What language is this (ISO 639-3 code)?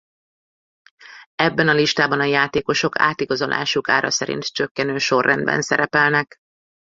hun